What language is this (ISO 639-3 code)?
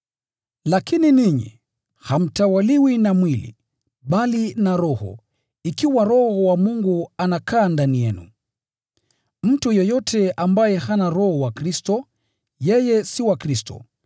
swa